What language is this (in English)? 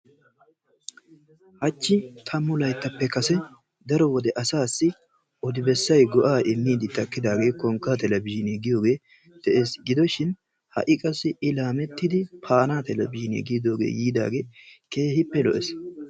Wolaytta